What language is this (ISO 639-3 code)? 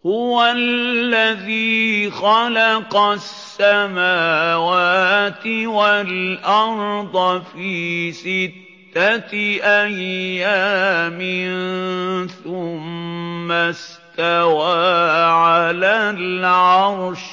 ara